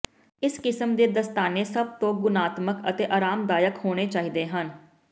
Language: Punjabi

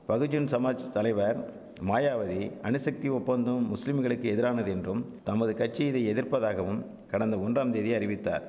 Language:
Tamil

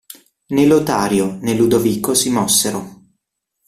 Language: Italian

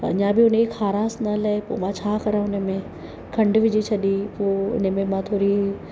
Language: Sindhi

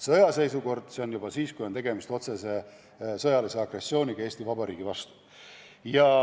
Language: Estonian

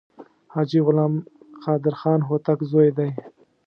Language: Pashto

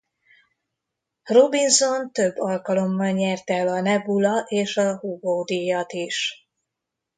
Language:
Hungarian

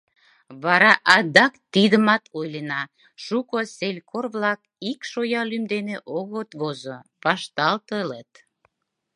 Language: Mari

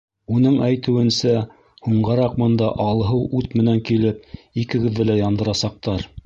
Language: Bashkir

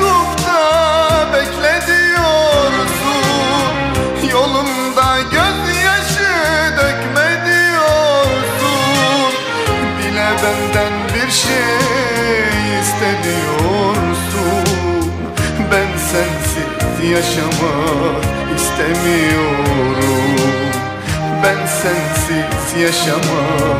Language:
Arabic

